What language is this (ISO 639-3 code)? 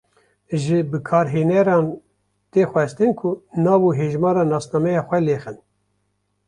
kur